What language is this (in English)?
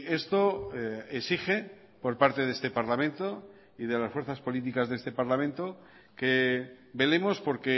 Spanish